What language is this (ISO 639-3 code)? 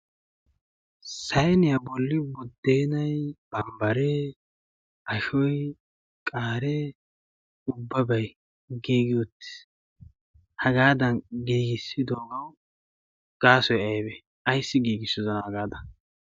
wal